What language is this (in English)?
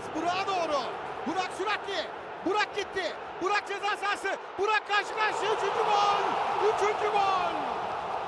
Turkish